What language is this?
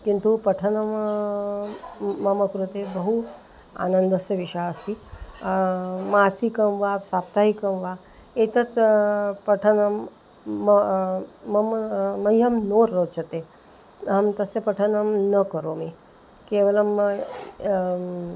Sanskrit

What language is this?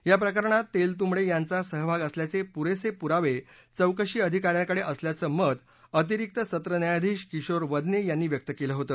Marathi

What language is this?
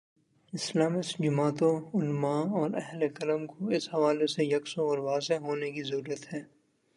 Urdu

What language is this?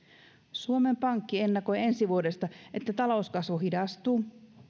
Finnish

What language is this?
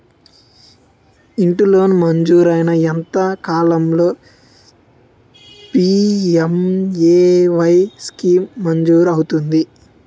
Telugu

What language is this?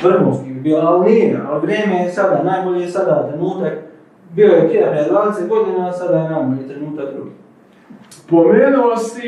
Croatian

